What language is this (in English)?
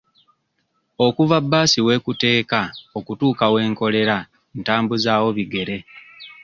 Ganda